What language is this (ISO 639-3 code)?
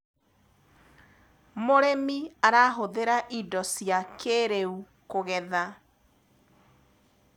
kik